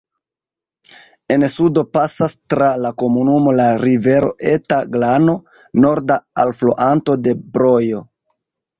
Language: Esperanto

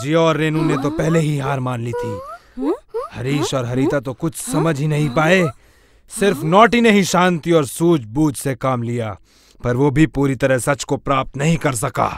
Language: Hindi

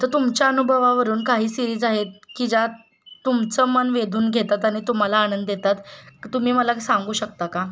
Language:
Marathi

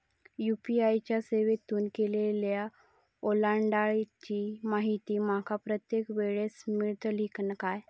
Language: Marathi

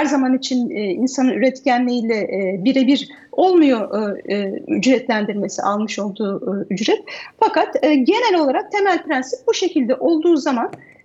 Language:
Turkish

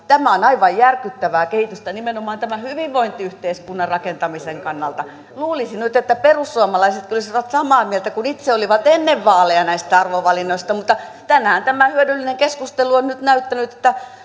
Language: Finnish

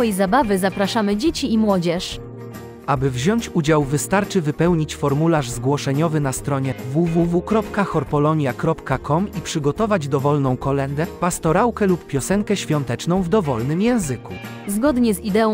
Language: Polish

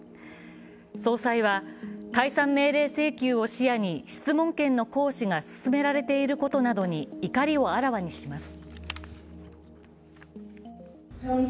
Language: Japanese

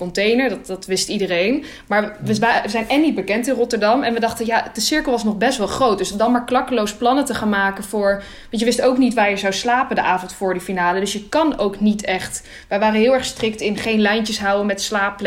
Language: Dutch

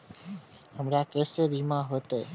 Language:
Maithili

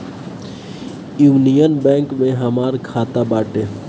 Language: Bhojpuri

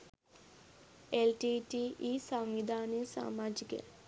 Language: Sinhala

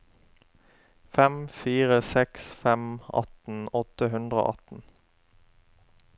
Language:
Norwegian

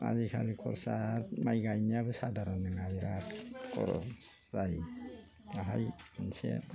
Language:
Bodo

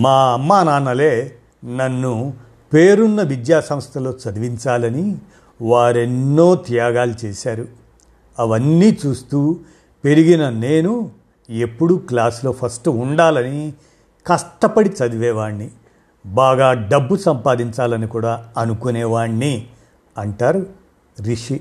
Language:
Telugu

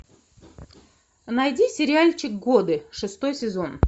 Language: Russian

